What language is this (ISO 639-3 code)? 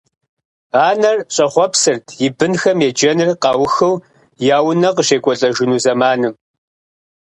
kbd